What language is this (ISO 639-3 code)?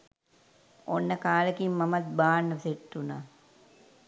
sin